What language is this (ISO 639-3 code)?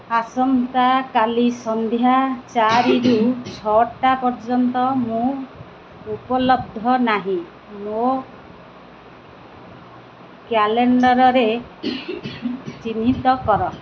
ori